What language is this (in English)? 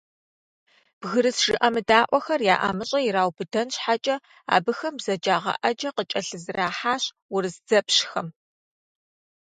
Kabardian